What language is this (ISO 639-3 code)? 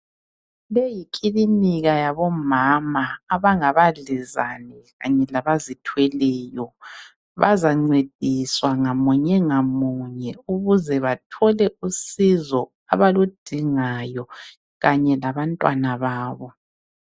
nde